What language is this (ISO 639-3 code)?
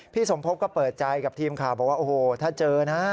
tha